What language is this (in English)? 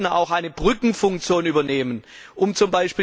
German